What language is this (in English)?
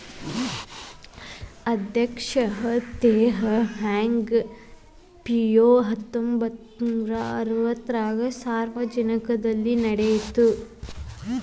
Kannada